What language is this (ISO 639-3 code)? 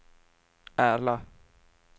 swe